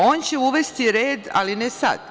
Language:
Serbian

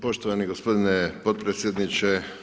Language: Croatian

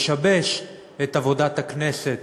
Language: Hebrew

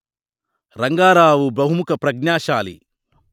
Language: Telugu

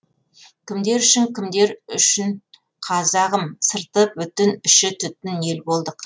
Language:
Kazakh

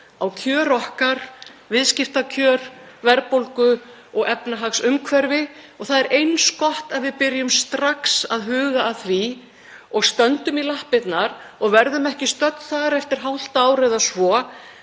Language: Icelandic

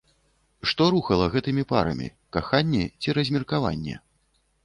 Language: Belarusian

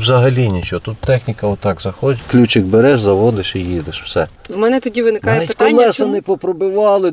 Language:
Ukrainian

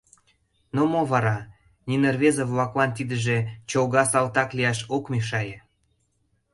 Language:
Mari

